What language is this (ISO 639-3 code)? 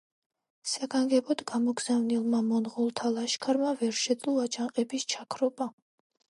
kat